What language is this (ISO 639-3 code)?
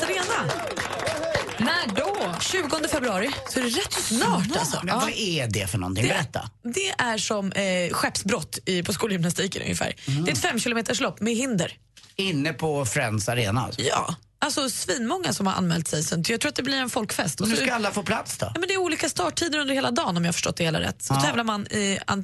swe